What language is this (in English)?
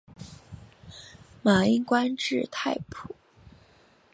Chinese